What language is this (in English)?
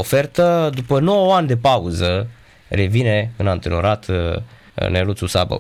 Romanian